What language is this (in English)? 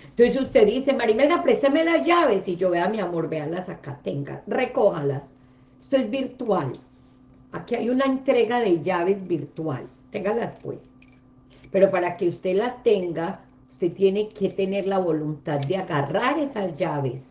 Spanish